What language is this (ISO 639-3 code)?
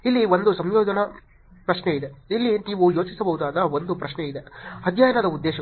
kan